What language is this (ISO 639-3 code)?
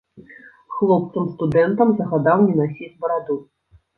bel